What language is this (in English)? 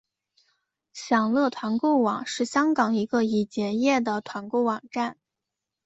Chinese